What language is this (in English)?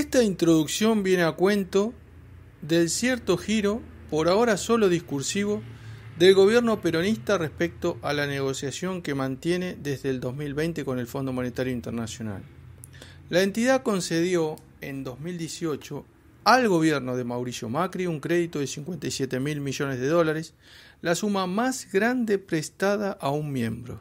Spanish